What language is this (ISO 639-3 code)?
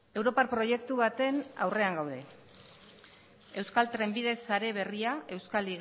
eus